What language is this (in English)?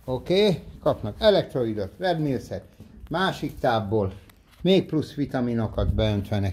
Hungarian